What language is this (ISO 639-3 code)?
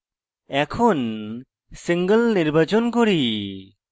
ben